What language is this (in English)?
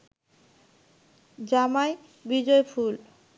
Bangla